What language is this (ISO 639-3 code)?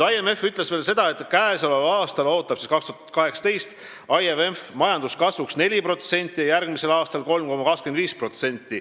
est